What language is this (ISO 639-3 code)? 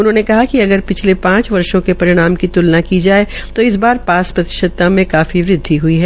hin